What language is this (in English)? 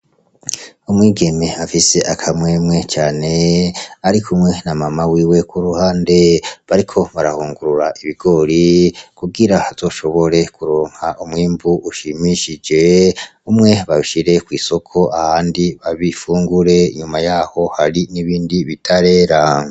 Rundi